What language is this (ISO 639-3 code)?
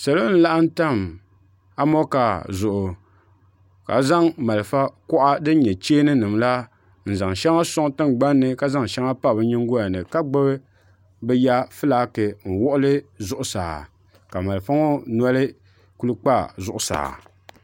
dag